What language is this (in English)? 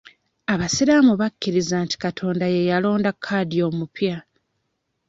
Ganda